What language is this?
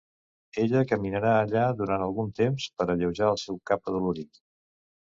Catalan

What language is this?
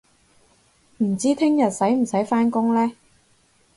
Cantonese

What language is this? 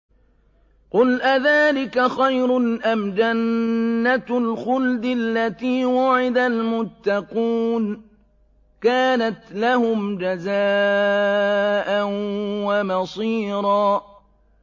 Arabic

